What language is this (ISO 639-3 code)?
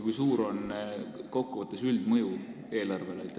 est